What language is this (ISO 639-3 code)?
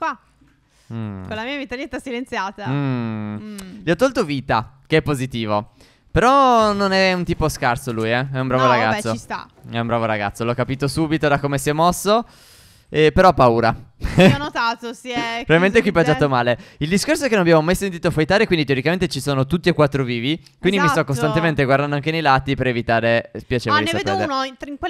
ita